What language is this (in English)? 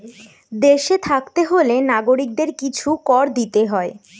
Bangla